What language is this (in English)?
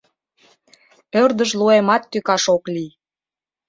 Mari